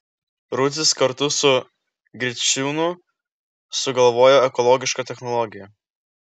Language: Lithuanian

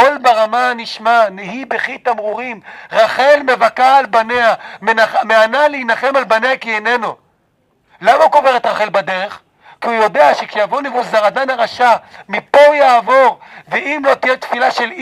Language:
Hebrew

